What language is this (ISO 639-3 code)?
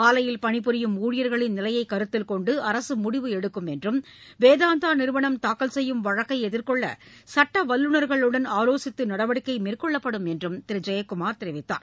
tam